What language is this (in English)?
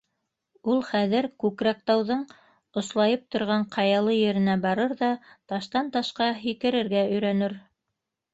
Bashkir